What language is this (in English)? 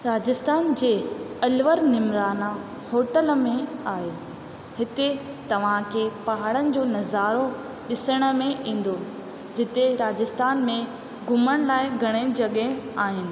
Sindhi